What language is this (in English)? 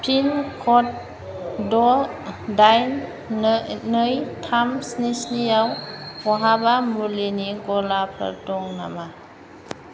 Bodo